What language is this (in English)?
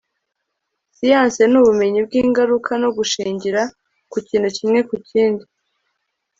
Kinyarwanda